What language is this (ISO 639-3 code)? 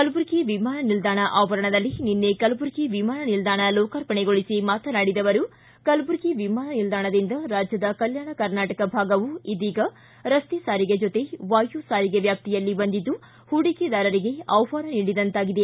kan